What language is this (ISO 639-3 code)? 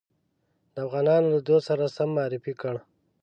pus